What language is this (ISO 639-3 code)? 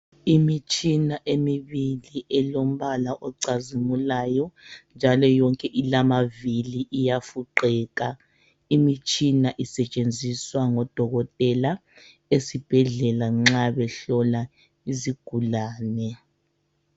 nde